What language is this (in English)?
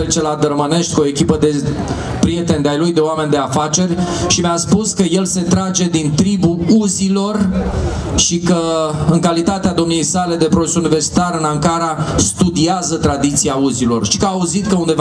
Romanian